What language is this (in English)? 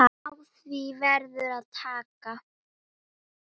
Icelandic